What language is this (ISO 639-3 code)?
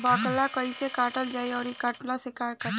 bho